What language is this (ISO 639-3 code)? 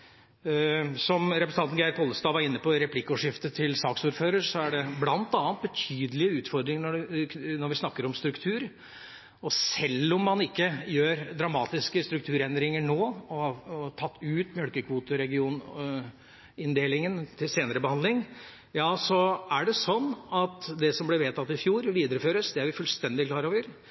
nob